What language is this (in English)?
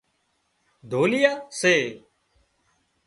Wadiyara Koli